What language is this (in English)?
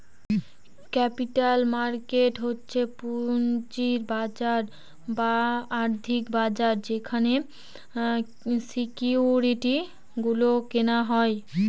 Bangla